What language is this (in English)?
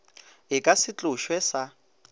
Northern Sotho